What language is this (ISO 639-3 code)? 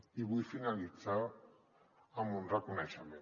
cat